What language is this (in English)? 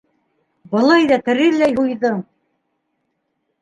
Bashkir